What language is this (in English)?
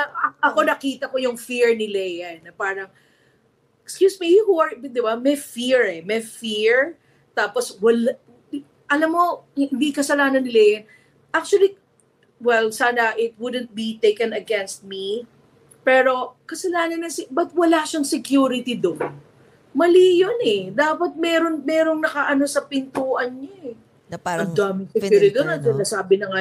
Filipino